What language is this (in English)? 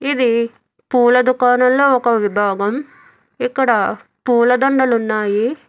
Telugu